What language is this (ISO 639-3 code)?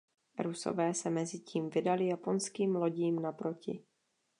ces